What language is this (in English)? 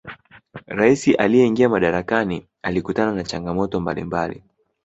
Swahili